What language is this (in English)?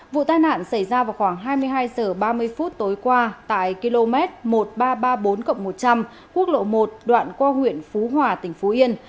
Vietnamese